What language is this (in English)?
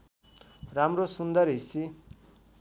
Nepali